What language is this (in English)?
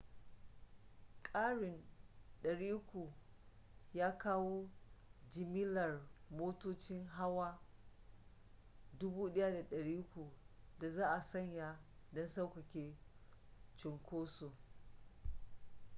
Hausa